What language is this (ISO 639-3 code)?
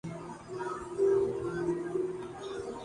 urd